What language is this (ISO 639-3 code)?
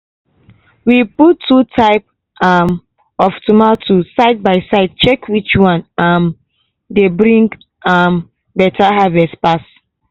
pcm